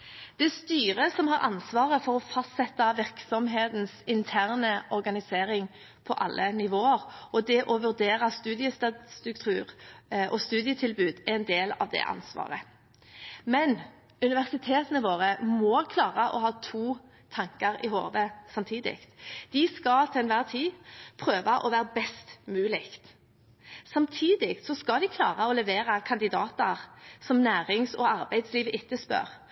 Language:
Norwegian Bokmål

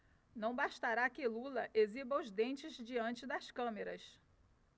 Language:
Portuguese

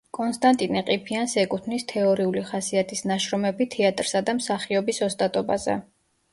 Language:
Georgian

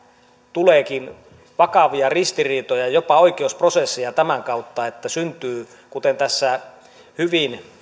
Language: Finnish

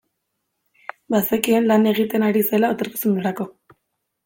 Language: Basque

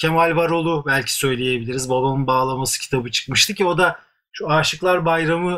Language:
Turkish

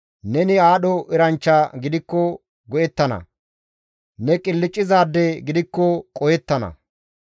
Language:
Gamo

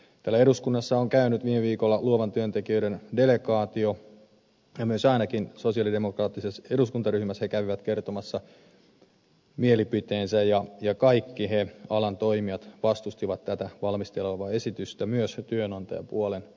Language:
Finnish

